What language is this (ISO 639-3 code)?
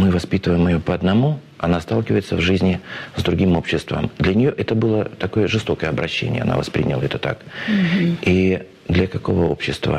rus